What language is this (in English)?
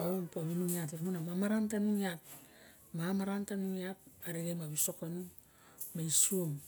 Barok